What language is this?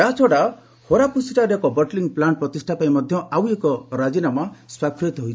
Odia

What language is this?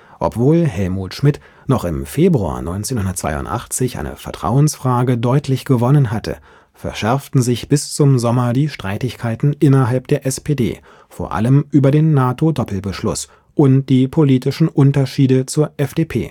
German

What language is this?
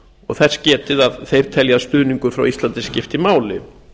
Icelandic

